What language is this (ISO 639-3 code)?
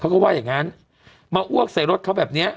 tha